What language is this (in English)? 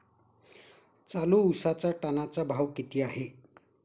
Marathi